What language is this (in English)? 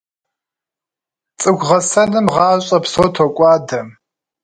Kabardian